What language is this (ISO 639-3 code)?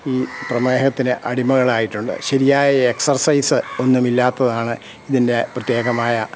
mal